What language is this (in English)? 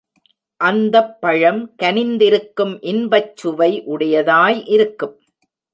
Tamil